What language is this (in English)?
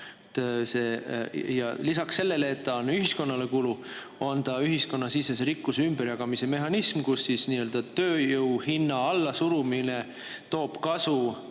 Estonian